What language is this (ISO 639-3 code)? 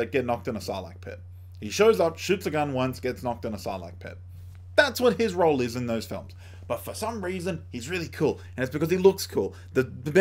eng